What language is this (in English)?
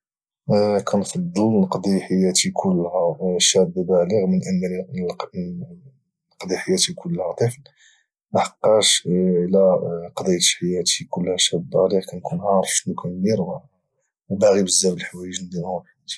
Moroccan Arabic